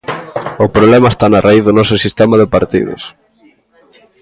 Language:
Galician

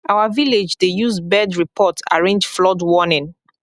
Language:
Nigerian Pidgin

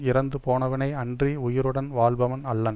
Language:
Tamil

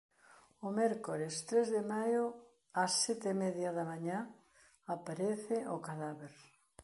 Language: Galician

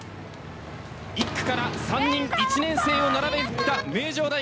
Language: Japanese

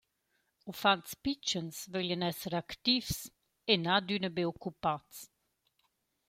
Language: Romansh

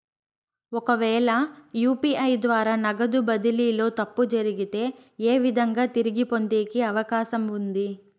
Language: Telugu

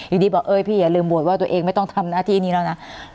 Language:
Thai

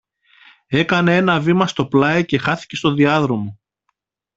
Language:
Greek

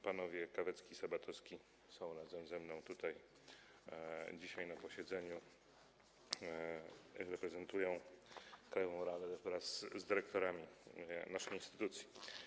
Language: Polish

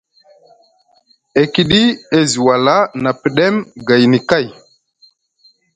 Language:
Musgu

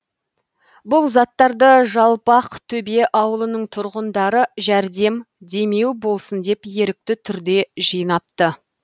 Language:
Kazakh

